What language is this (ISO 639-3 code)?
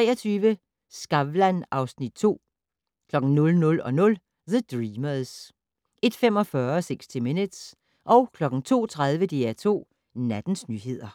dan